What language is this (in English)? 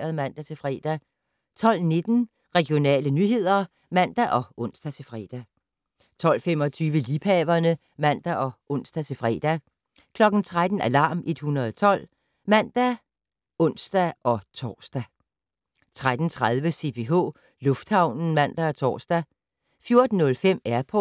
Danish